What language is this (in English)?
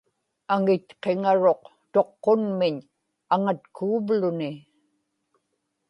Inupiaq